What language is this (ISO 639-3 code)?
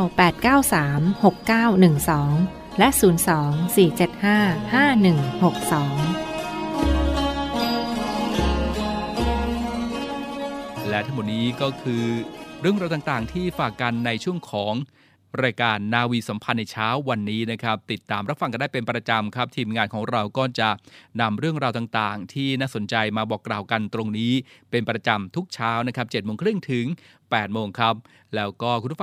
tha